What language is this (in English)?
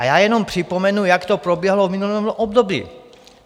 Czech